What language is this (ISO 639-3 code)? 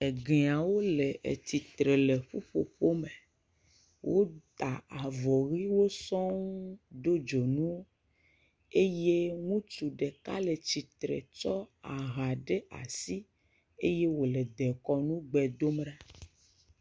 ewe